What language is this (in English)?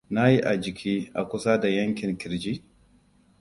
Hausa